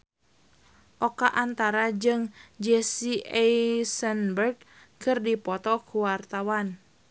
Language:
Sundanese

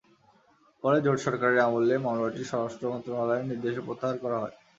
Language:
Bangla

